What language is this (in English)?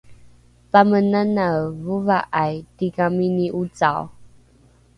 Rukai